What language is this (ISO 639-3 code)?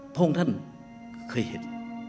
tha